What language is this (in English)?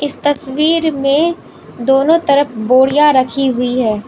Hindi